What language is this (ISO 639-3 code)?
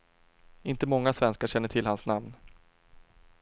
swe